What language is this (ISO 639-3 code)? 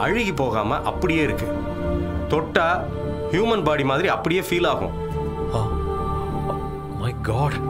tam